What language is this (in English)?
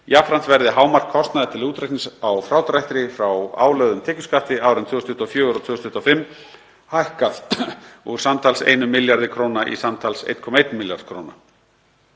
Icelandic